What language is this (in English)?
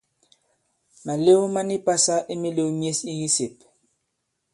Bankon